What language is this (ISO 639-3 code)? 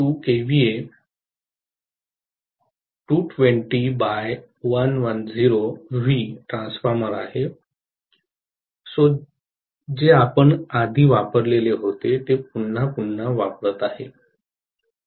mar